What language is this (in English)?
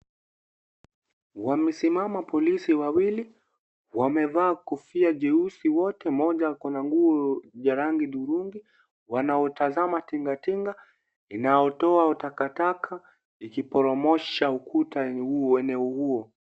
Swahili